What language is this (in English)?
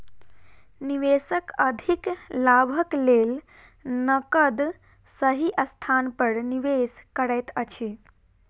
Maithili